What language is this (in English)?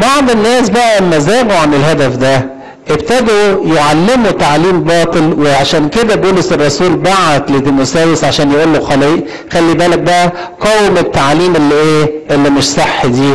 Arabic